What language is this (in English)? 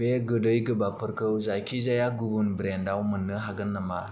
Bodo